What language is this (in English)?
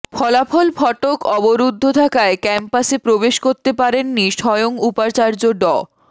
Bangla